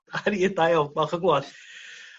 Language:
Welsh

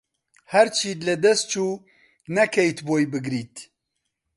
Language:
Central Kurdish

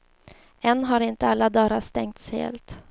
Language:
Swedish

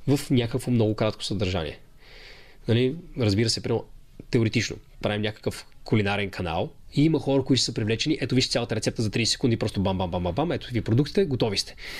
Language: Bulgarian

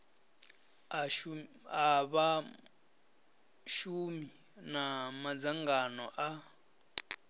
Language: Venda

